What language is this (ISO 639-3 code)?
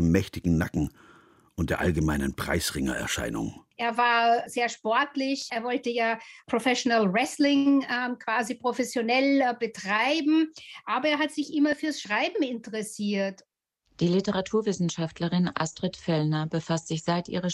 deu